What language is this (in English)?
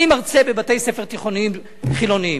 Hebrew